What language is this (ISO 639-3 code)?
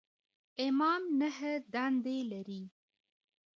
pus